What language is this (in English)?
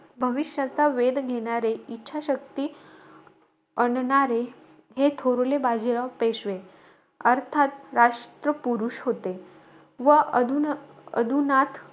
Marathi